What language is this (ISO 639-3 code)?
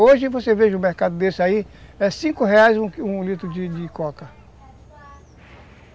por